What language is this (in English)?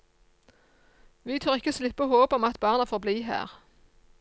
Norwegian